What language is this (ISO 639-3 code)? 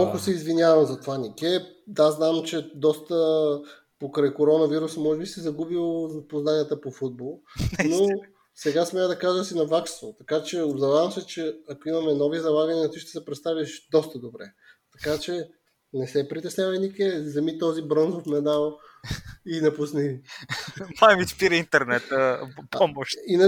bul